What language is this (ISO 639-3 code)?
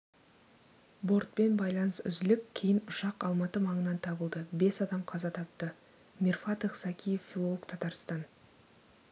kaz